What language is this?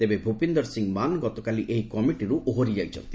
Odia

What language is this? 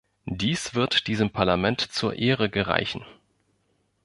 German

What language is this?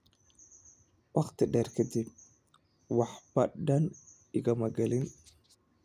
Somali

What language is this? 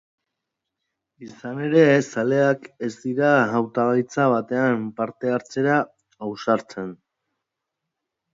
Basque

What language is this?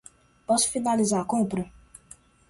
Portuguese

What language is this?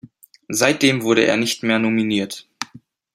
German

